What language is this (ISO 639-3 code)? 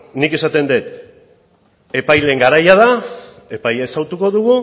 eus